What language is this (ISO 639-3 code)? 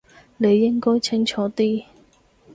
yue